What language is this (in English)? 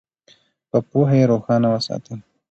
Pashto